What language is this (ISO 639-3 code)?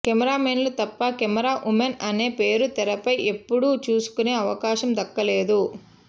tel